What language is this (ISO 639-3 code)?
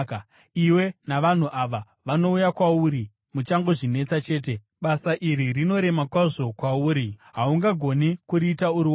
sna